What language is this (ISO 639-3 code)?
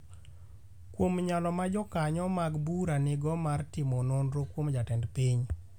luo